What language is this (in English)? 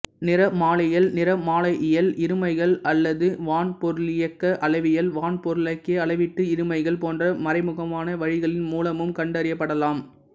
Tamil